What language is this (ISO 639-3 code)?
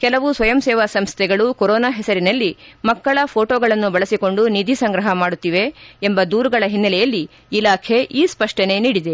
kan